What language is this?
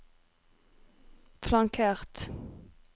Norwegian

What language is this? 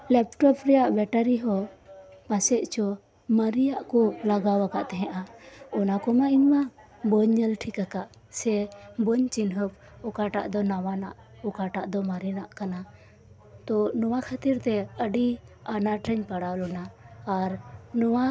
Santali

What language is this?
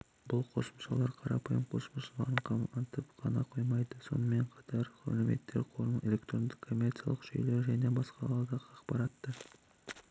Kazakh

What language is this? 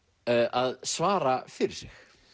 Icelandic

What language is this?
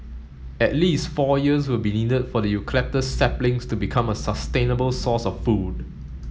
English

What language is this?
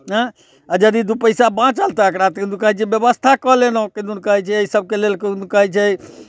Maithili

